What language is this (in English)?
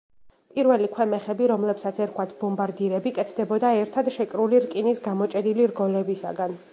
Georgian